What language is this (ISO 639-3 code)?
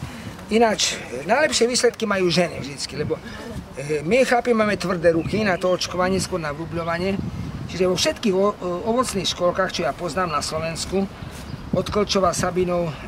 pol